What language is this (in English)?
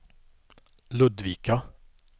Swedish